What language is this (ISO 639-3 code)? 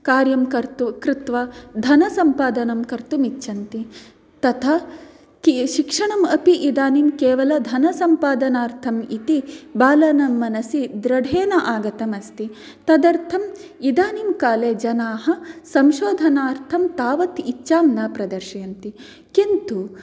san